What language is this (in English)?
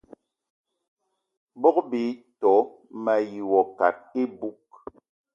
Eton (Cameroon)